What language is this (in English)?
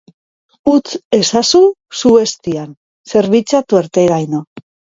Basque